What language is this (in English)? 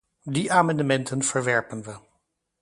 Dutch